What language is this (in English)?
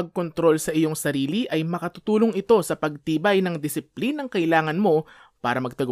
Filipino